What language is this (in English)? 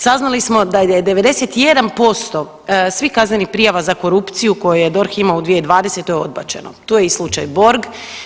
Croatian